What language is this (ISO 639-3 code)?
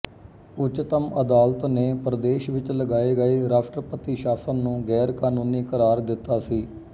pan